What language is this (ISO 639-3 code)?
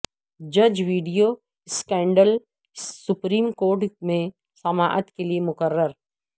urd